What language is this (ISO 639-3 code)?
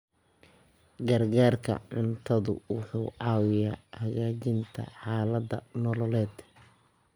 som